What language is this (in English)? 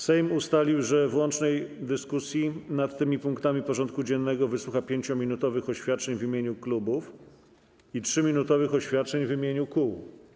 Polish